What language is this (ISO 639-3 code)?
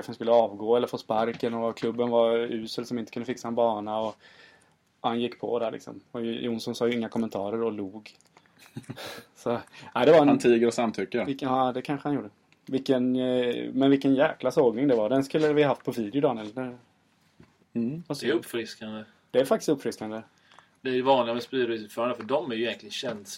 swe